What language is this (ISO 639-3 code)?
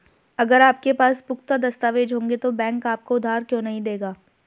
hin